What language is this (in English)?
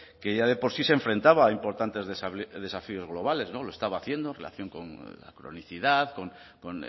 Spanish